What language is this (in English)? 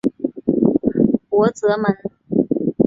Chinese